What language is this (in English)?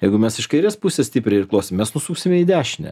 Lithuanian